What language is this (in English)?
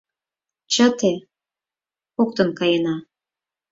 Mari